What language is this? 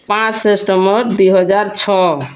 Odia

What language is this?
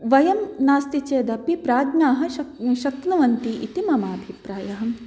Sanskrit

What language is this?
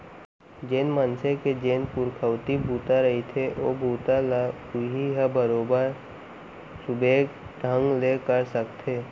Chhattisgarhi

